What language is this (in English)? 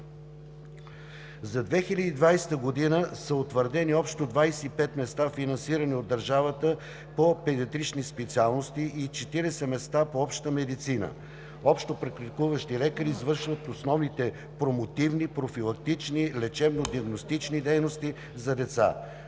Bulgarian